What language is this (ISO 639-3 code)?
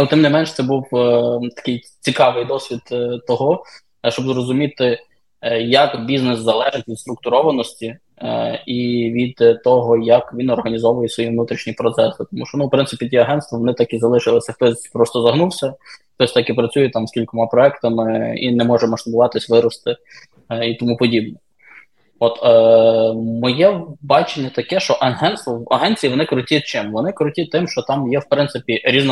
ukr